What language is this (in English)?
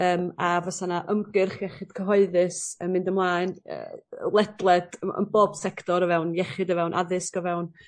Welsh